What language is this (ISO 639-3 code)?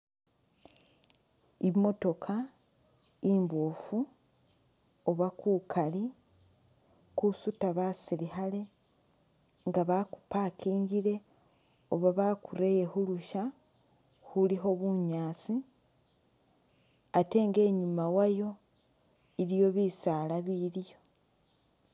myx